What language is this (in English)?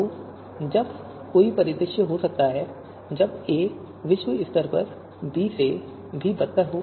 Hindi